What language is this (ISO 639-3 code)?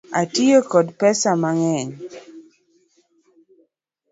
luo